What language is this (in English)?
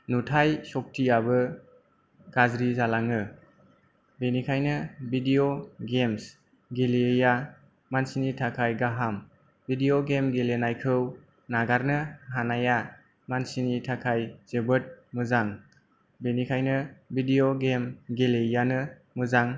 Bodo